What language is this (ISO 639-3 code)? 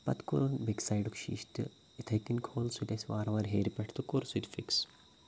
kas